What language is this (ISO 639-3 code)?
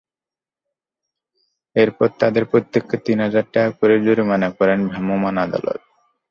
ben